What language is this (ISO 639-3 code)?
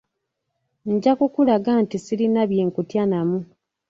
lug